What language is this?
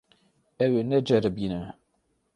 Kurdish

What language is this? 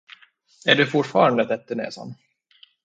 Swedish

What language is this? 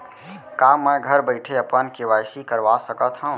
Chhattisgarhi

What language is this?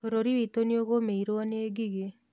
Kikuyu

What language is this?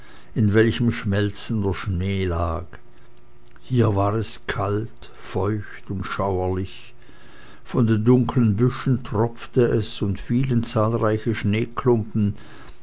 German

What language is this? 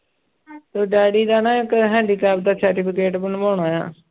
Punjabi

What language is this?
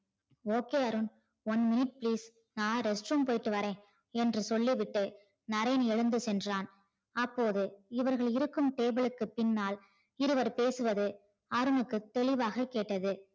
Tamil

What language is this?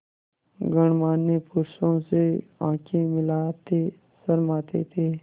Hindi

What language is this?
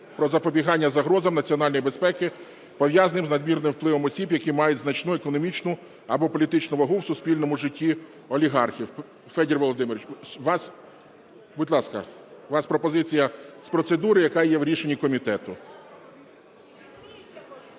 Ukrainian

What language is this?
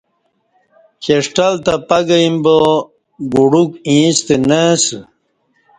Kati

